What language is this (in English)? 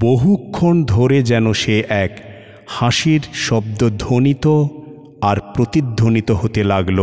Bangla